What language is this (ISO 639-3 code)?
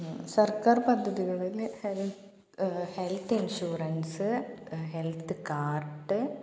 mal